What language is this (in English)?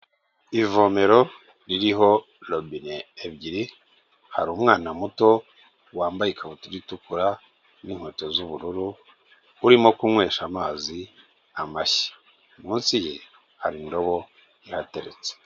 Kinyarwanda